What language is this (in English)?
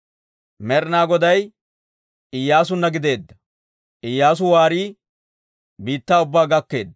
Dawro